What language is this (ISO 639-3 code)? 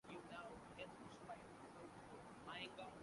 urd